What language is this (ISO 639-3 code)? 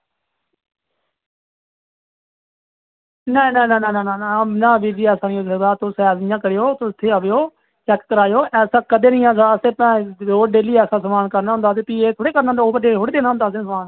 doi